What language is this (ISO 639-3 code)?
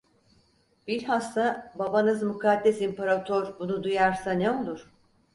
tur